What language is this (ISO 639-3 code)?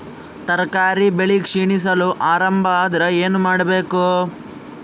kan